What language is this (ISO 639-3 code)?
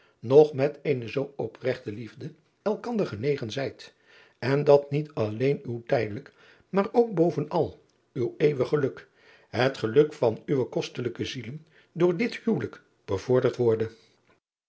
nld